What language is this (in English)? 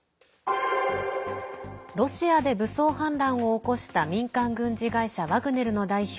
Japanese